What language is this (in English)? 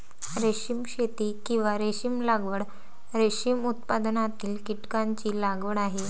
Marathi